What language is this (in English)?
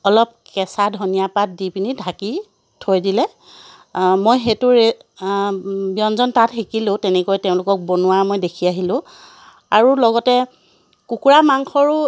Assamese